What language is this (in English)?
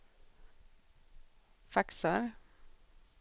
Swedish